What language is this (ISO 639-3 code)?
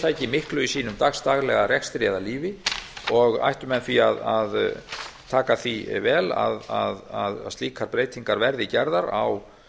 isl